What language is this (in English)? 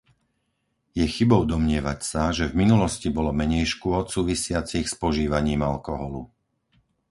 Slovak